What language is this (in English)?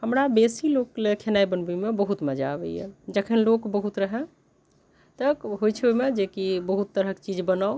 Maithili